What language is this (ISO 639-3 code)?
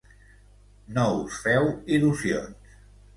cat